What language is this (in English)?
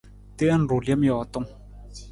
Nawdm